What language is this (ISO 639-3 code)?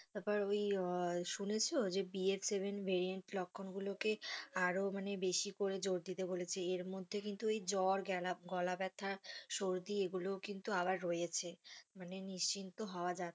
ben